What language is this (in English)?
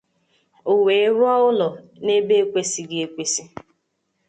Igbo